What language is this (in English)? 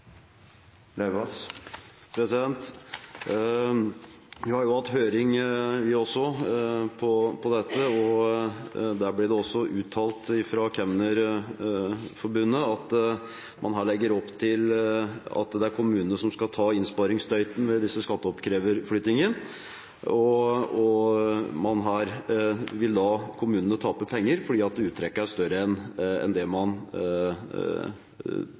Norwegian